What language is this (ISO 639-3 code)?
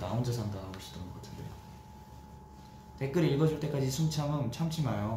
kor